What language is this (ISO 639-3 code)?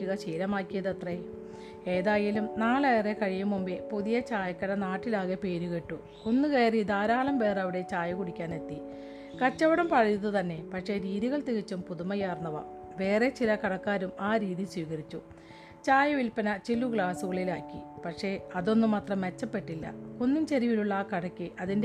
mal